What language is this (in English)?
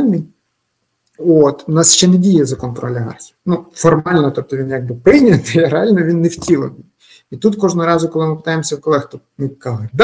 Ukrainian